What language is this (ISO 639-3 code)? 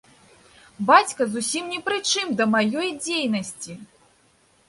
bel